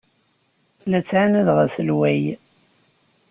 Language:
Kabyle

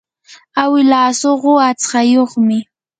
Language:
Yanahuanca Pasco Quechua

